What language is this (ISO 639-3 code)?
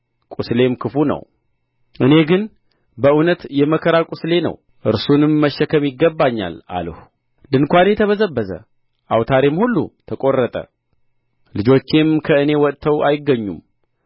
amh